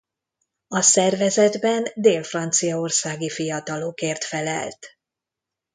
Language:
Hungarian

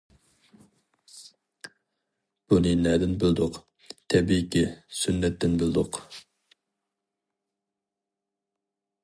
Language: Uyghur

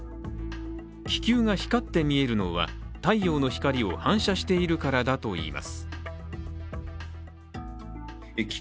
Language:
Japanese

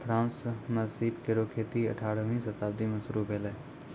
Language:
Maithili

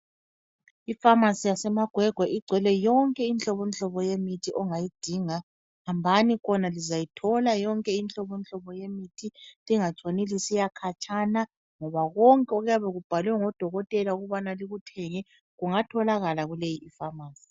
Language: North Ndebele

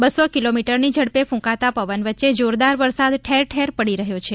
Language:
Gujarati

